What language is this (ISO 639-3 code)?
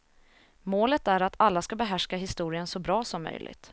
swe